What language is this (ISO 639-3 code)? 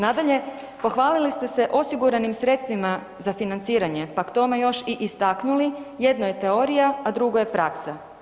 hrv